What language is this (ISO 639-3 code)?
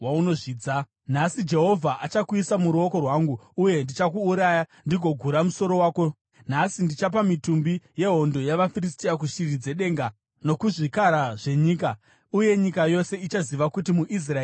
sna